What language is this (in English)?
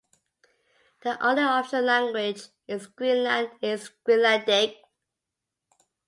English